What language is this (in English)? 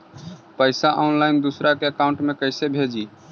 Magahi